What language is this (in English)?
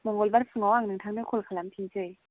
Bodo